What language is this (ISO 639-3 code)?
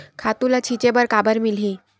hne